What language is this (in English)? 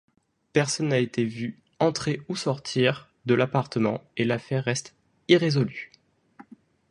French